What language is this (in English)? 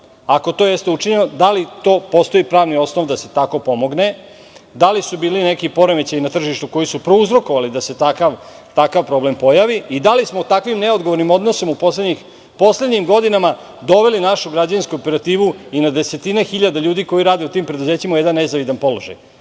Serbian